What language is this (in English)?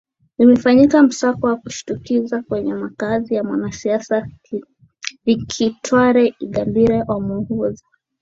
Swahili